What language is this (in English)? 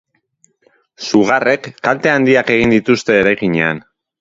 Basque